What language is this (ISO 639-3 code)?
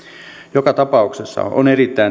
fin